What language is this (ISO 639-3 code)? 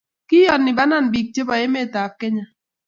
kln